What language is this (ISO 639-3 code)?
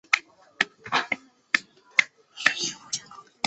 zho